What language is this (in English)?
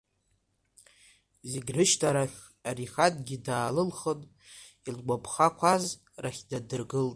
Abkhazian